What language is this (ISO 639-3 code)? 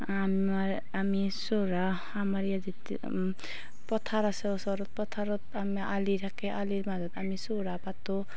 asm